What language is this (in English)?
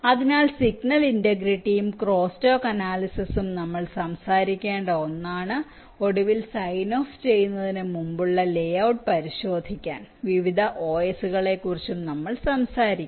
Malayalam